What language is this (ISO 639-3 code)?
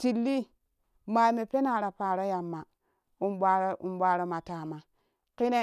kuh